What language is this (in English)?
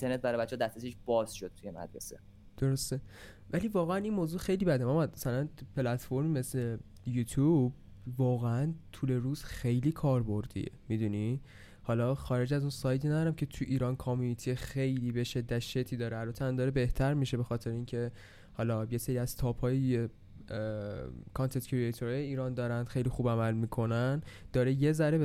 Persian